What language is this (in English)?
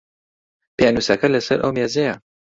Central Kurdish